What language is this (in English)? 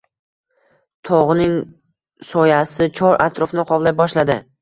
Uzbek